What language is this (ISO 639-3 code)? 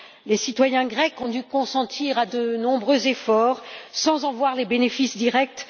fra